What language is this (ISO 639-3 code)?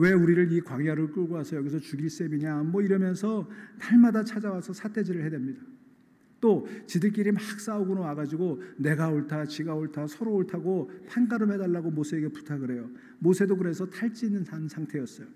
kor